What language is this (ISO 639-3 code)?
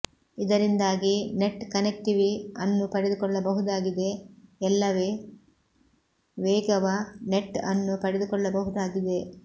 kan